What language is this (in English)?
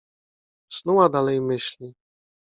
Polish